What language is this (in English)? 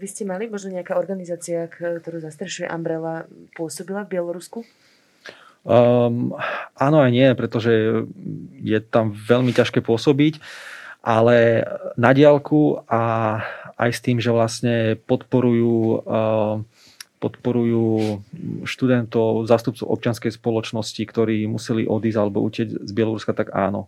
Slovak